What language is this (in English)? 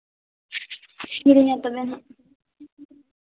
Santali